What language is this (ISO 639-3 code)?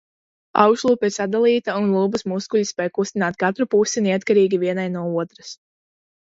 lav